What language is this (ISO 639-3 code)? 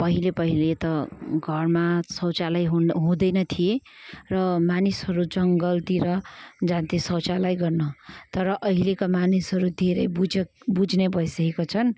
nep